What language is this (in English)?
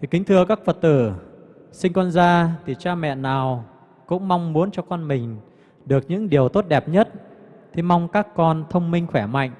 Vietnamese